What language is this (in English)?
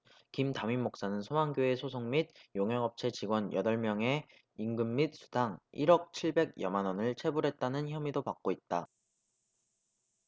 Korean